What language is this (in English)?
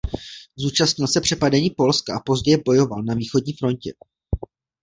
Czech